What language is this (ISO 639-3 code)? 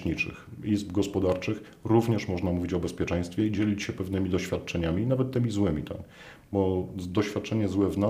pol